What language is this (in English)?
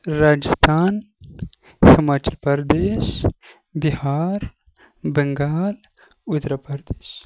Kashmiri